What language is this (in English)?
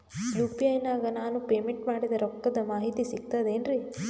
Kannada